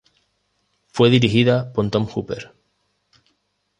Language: Spanish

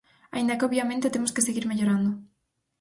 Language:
Galician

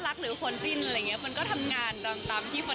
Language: Thai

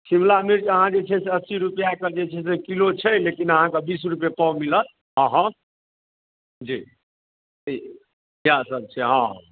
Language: Maithili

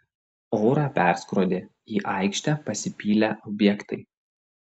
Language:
Lithuanian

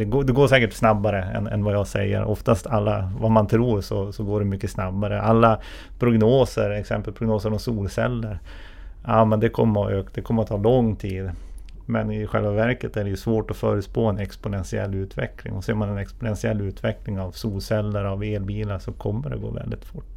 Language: Swedish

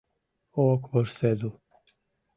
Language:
Mari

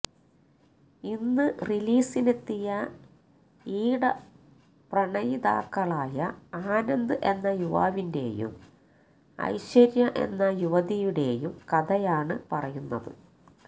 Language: Malayalam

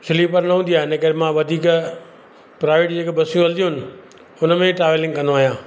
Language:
Sindhi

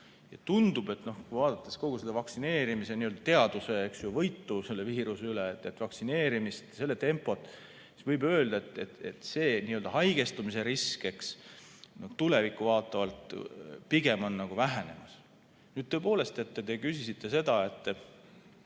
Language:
Estonian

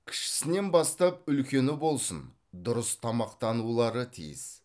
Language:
Kazakh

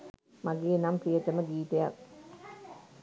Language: Sinhala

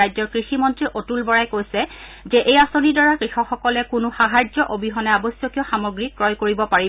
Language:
Assamese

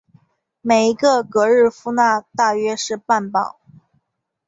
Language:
Chinese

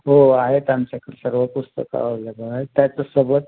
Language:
Marathi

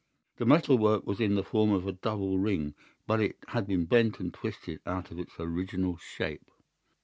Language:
English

